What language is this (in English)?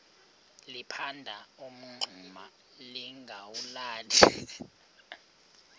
Xhosa